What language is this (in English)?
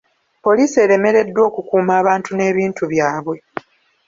Ganda